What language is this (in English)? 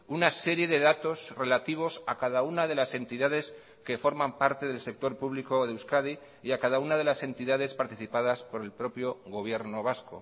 Spanish